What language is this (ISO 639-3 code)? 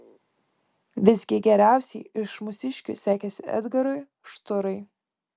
lit